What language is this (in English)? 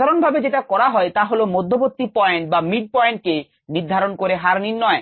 Bangla